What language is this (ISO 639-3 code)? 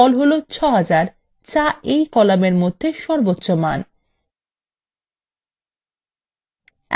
ben